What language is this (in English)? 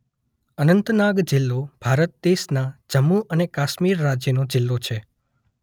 Gujarati